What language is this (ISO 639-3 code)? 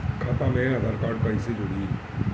bho